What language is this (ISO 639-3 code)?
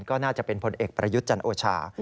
tha